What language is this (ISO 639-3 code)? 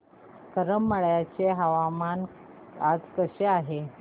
mar